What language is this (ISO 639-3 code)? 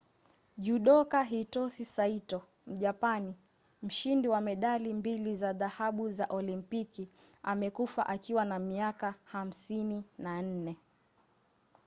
swa